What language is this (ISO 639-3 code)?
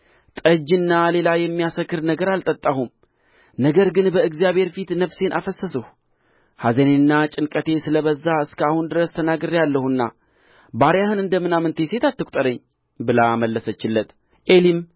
amh